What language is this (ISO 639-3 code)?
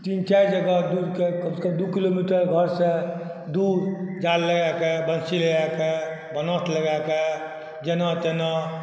mai